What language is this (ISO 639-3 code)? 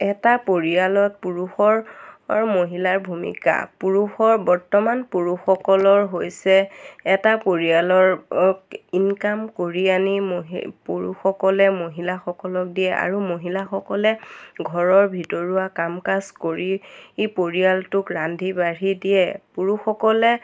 asm